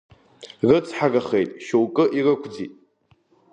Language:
Abkhazian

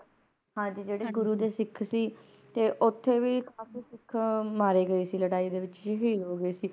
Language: Punjabi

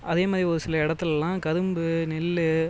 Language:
Tamil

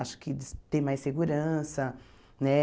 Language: Portuguese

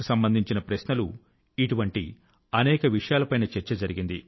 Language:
Telugu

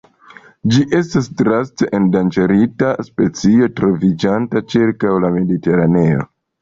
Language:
Esperanto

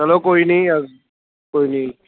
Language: Punjabi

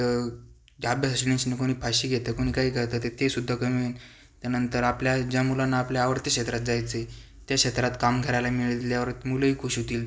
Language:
Marathi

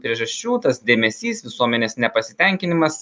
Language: Lithuanian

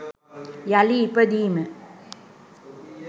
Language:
Sinhala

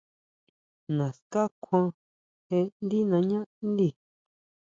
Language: Huautla Mazatec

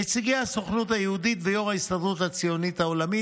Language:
Hebrew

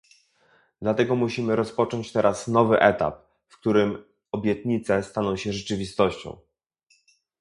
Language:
Polish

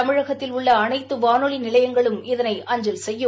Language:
Tamil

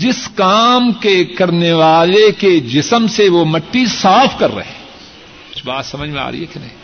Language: Urdu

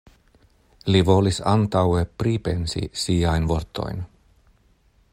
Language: Esperanto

